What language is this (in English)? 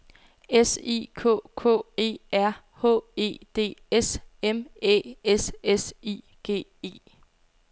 Danish